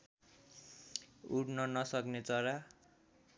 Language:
Nepali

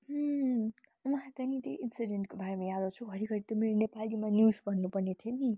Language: Nepali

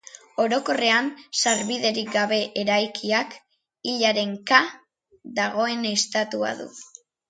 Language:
Basque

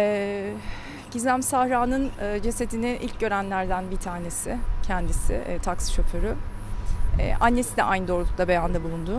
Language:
Turkish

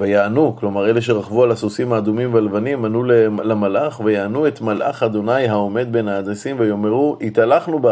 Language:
Hebrew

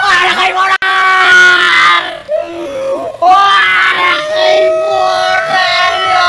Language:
Indonesian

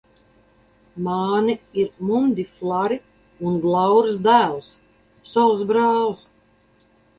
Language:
Latvian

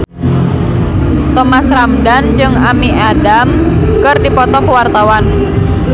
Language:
Sundanese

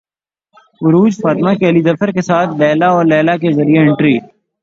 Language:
Urdu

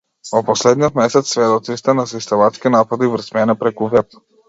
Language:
Macedonian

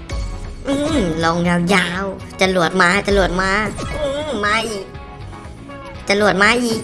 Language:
Thai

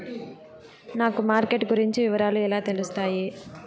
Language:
Telugu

